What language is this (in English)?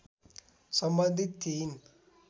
Nepali